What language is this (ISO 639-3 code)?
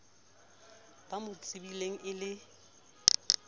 sot